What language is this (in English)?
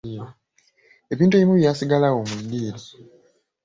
Ganda